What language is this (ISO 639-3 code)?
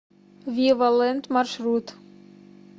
rus